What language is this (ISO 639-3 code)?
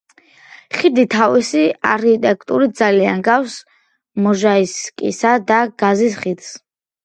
kat